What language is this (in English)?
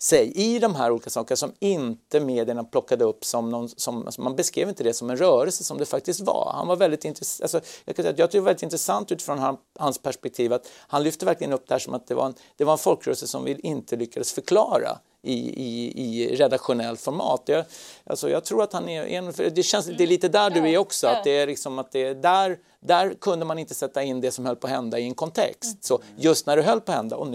Swedish